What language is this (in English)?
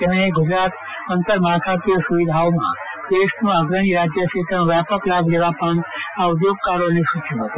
Gujarati